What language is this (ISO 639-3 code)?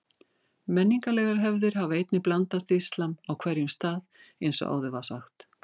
isl